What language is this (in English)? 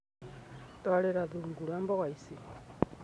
Kikuyu